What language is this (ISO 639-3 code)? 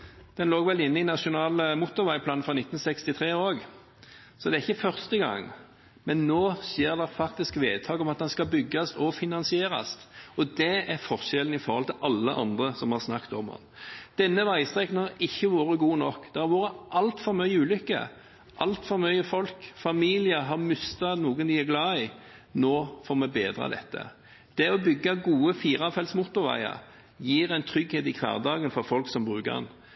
nob